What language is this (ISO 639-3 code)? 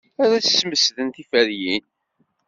kab